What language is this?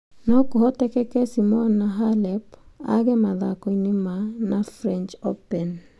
Kikuyu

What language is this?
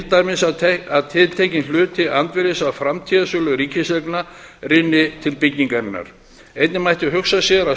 Icelandic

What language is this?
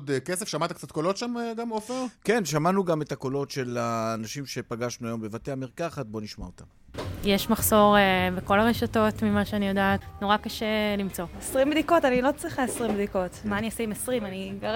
Hebrew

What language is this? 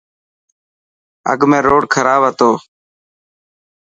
Dhatki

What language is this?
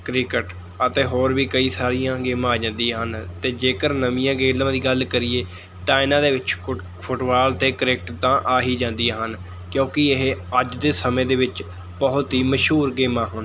Punjabi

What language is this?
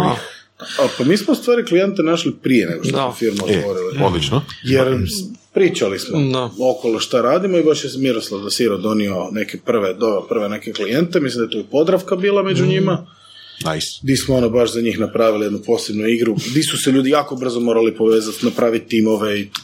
Croatian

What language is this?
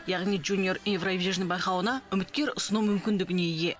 Kazakh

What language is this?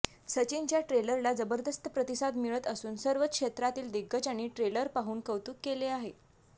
Marathi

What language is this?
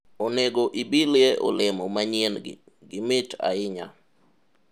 Luo (Kenya and Tanzania)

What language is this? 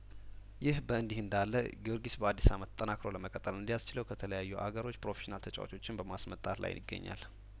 Amharic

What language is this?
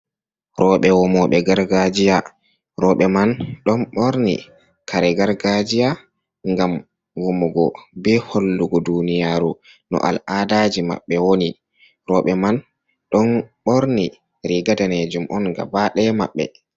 Fula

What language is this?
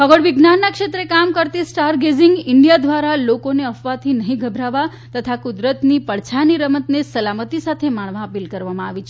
Gujarati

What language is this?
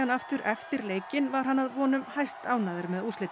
Icelandic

